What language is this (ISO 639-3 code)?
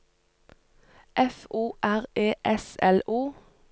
nor